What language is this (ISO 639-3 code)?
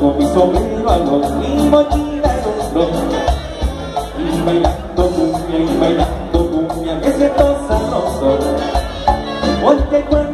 vie